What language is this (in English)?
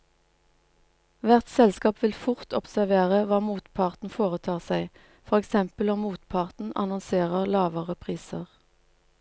Norwegian